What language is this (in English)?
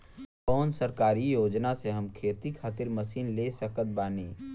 Bhojpuri